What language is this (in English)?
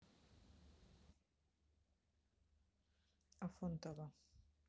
Russian